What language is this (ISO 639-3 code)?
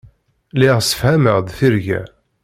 kab